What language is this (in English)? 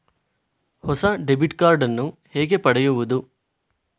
Kannada